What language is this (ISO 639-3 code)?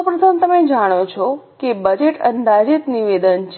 guj